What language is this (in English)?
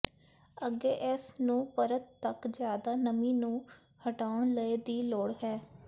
Punjabi